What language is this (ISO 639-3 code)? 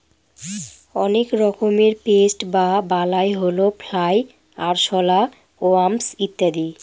ben